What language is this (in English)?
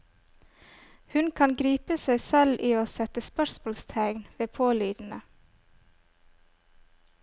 Norwegian